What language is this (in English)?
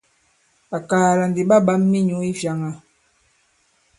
Bankon